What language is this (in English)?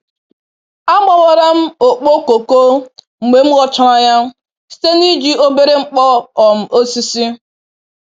Igbo